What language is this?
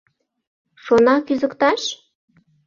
Mari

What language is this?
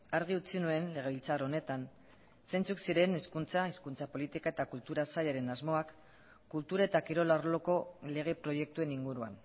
Basque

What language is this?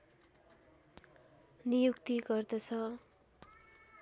Nepali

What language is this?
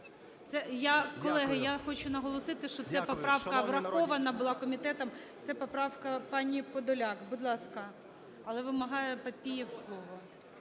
Ukrainian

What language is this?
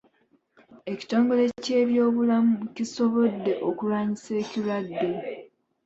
Ganda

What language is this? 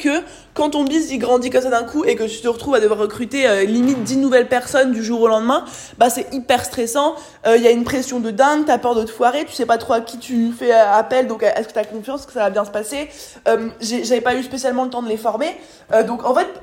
French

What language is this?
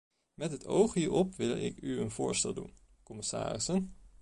Dutch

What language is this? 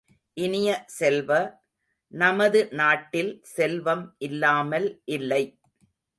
Tamil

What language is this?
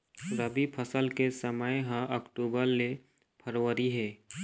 Chhattisgarhi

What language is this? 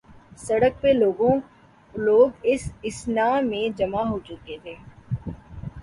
Urdu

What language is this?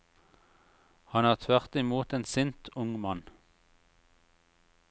Norwegian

